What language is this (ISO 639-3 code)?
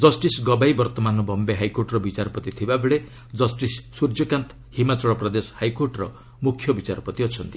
ori